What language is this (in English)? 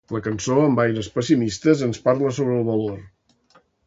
Catalan